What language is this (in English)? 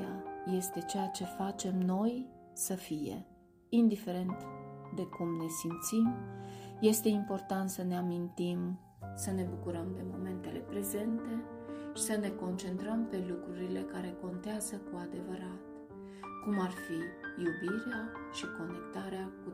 Romanian